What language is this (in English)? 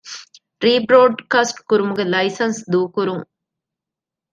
Divehi